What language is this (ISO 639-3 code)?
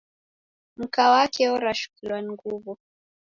dav